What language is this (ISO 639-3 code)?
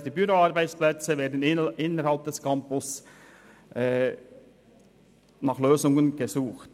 gsw